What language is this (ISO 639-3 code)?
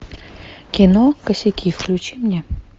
rus